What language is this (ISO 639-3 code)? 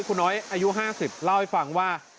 tha